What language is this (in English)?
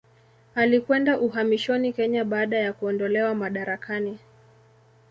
Swahili